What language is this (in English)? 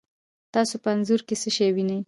Pashto